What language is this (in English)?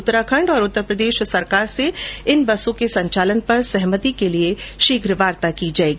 Hindi